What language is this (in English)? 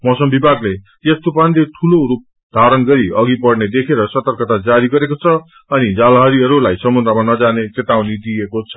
Nepali